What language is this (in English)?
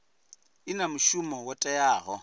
Venda